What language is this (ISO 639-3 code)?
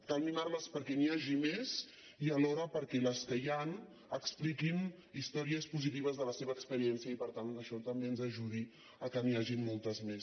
cat